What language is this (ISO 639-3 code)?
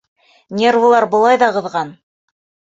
bak